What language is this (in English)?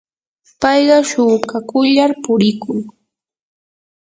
Yanahuanca Pasco Quechua